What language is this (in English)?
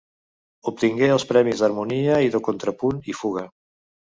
Catalan